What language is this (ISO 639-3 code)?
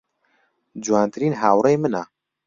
ckb